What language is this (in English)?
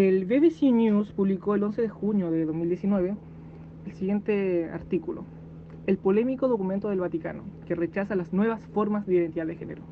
Spanish